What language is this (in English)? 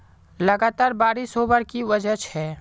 Magahi